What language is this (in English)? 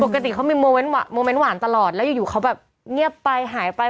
Thai